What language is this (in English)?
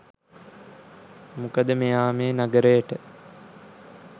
Sinhala